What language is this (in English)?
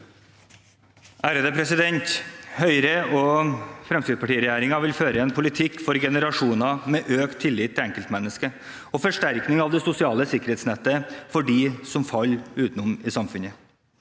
Norwegian